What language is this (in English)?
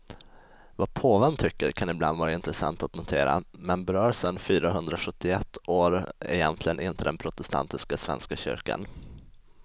Swedish